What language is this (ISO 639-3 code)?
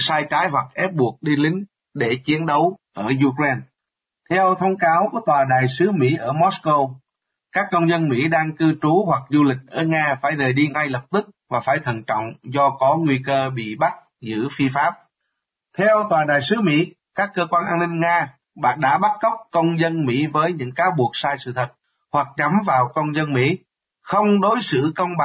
vie